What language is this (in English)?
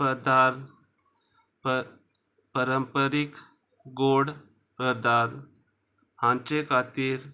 Konkani